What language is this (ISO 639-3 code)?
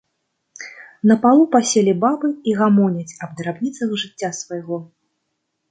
bel